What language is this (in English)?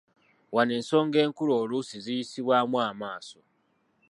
Ganda